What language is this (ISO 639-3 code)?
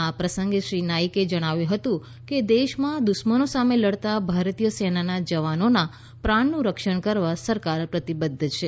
guj